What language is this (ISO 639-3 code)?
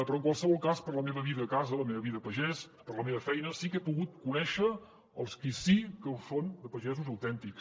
cat